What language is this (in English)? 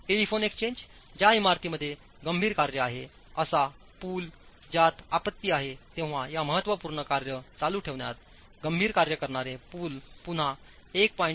Marathi